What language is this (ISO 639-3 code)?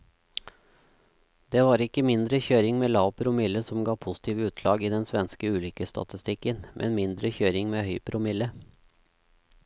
nor